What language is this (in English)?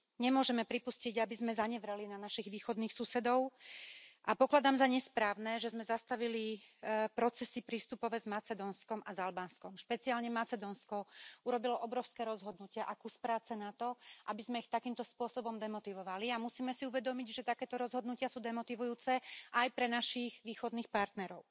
Slovak